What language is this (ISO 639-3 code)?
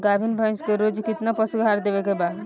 bho